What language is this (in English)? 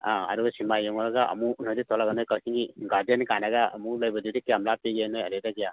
Manipuri